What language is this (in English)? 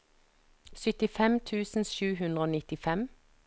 Norwegian